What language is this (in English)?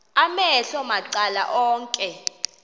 Xhosa